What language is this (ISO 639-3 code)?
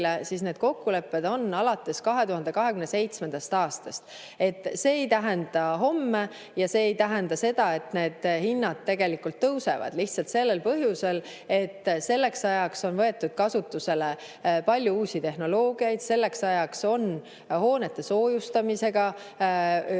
est